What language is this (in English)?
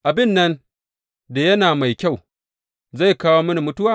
Hausa